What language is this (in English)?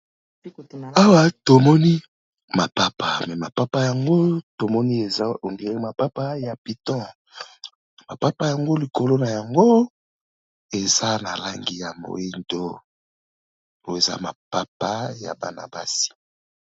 Lingala